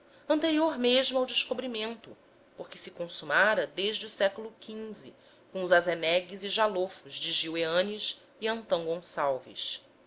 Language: Portuguese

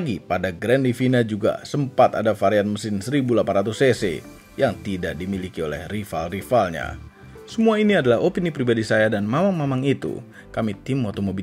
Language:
Indonesian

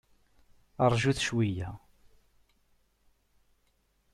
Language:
Kabyle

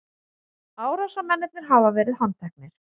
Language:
Icelandic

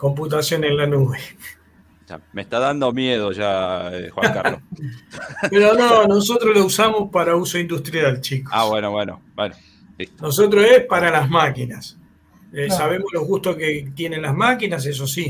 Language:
Spanish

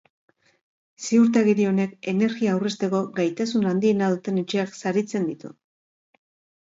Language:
Basque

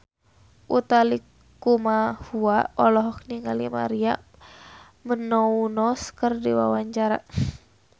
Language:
Sundanese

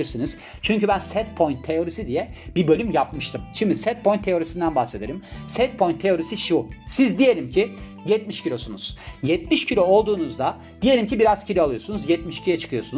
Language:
Turkish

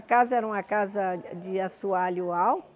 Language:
Portuguese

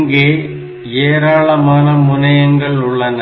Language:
Tamil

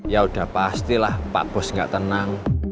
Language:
Indonesian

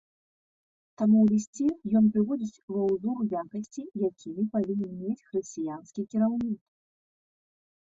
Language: Belarusian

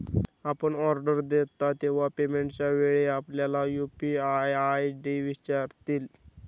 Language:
Marathi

